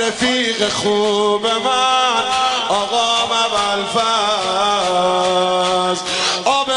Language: Persian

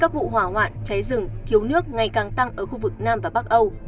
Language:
Vietnamese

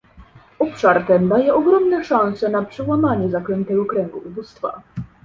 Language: Polish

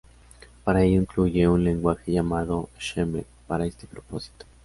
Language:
Spanish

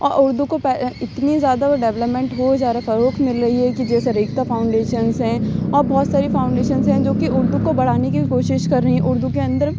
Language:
Urdu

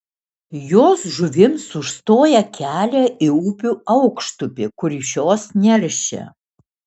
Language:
Lithuanian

